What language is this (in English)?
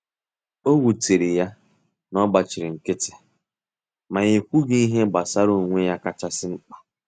Igbo